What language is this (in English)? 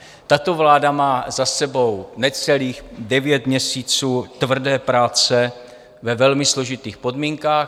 Czech